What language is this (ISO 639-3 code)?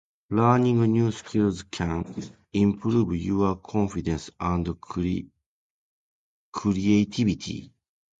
jpn